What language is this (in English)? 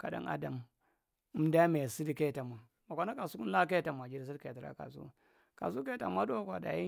Marghi Central